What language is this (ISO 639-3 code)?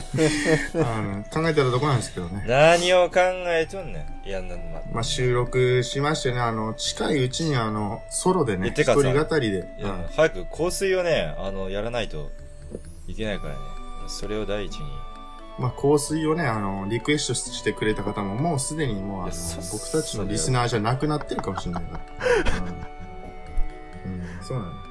jpn